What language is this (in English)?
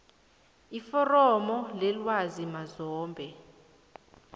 South Ndebele